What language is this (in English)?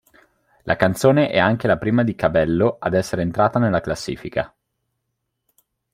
Italian